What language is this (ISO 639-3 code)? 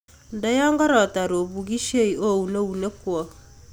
kln